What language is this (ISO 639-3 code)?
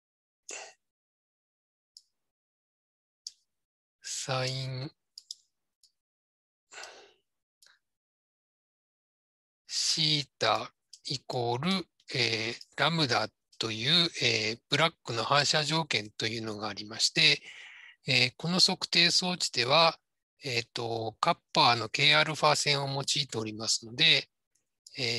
jpn